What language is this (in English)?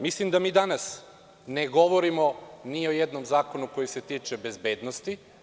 Serbian